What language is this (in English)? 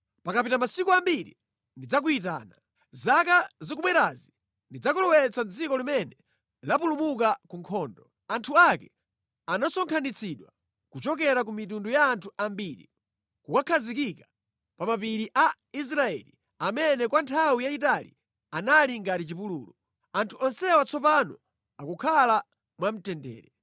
Nyanja